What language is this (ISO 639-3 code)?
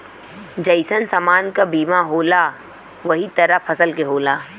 bho